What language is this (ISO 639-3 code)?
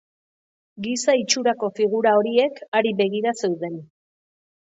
eus